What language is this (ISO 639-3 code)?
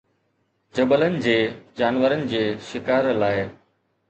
snd